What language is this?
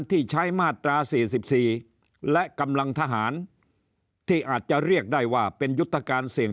Thai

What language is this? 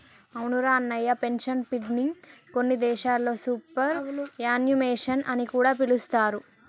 Telugu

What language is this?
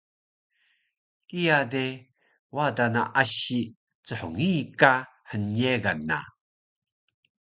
Taroko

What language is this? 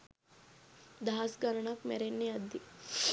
Sinhala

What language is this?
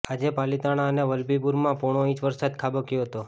Gujarati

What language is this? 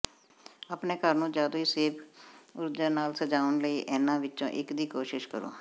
Punjabi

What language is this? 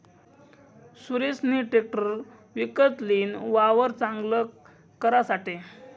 Marathi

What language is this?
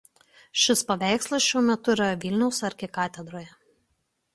Lithuanian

